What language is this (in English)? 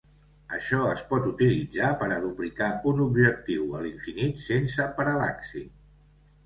Catalan